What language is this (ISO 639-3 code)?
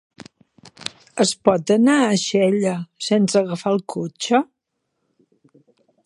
cat